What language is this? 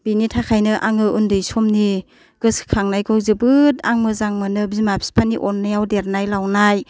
Bodo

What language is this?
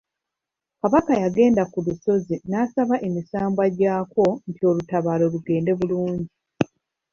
Ganda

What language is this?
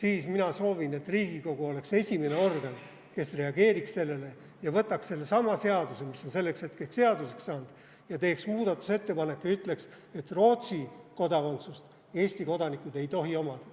Estonian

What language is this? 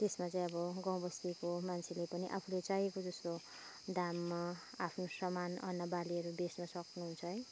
Nepali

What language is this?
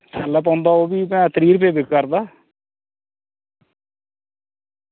Dogri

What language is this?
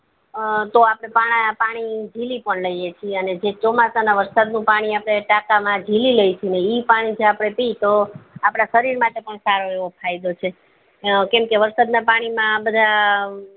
Gujarati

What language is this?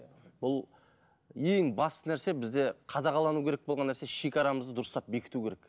Kazakh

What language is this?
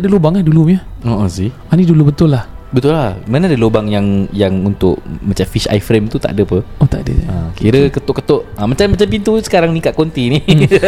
Malay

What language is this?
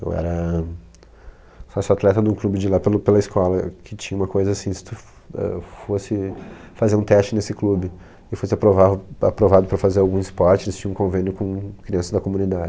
Portuguese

